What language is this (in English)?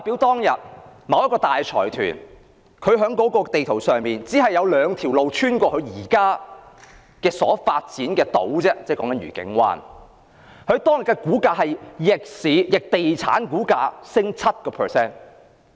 Cantonese